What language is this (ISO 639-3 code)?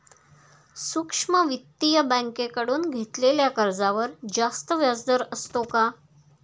mar